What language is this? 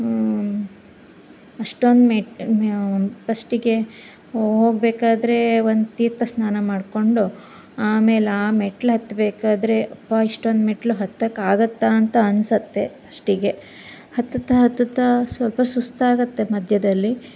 Kannada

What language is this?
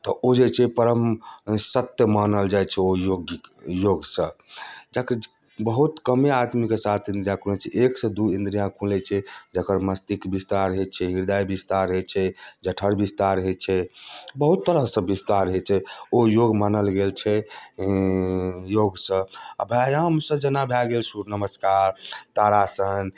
Maithili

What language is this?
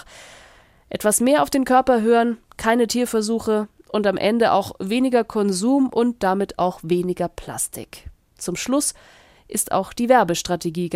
German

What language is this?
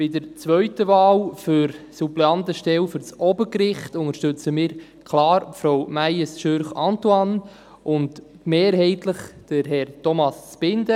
Swiss German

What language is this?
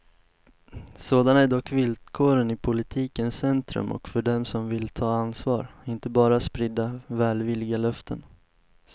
Swedish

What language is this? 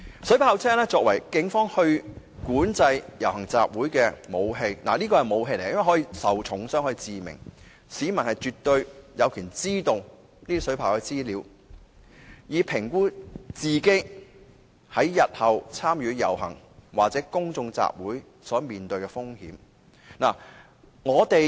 Cantonese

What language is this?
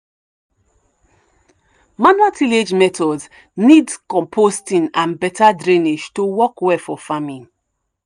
Nigerian Pidgin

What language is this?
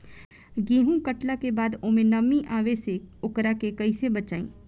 Bhojpuri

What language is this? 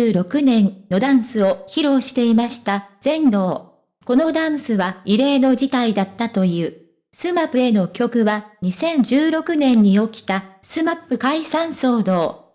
Japanese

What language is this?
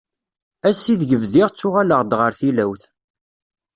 Kabyle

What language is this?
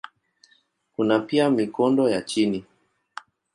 Swahili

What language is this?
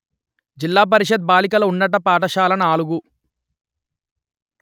Telugu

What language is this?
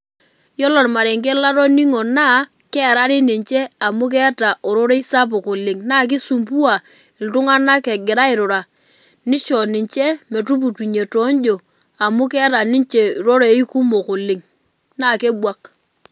Masai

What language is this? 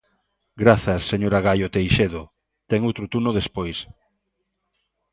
Galician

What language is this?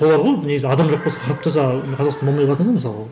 Kazakh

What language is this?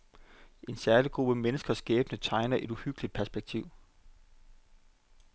Danish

